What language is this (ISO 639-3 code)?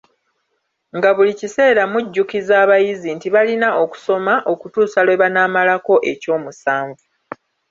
lug